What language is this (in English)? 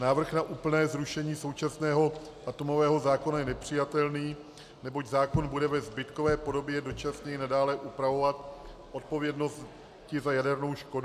Czech